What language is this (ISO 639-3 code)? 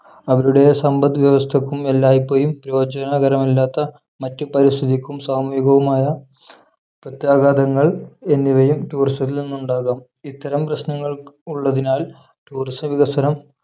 mal